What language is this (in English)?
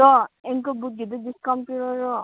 Manipuri